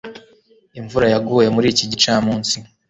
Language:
Kinyarwanda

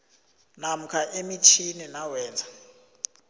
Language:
South Ndebele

